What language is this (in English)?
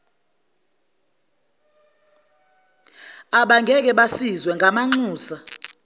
Zulu